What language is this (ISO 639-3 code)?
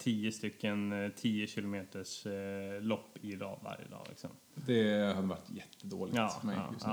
swe